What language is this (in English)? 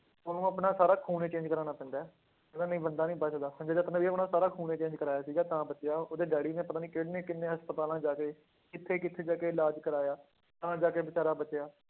Punjabi